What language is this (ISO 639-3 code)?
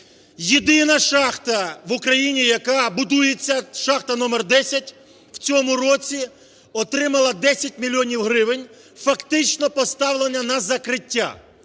ukr